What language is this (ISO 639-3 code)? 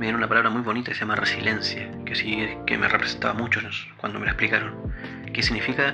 spa